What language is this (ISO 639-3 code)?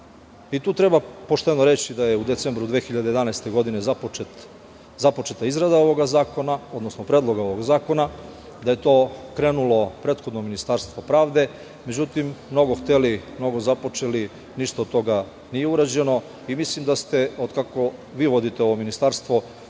srp